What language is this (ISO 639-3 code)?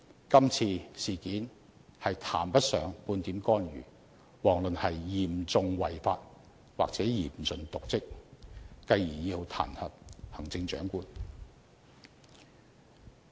yue